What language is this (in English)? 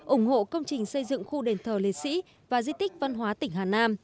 Vietnamese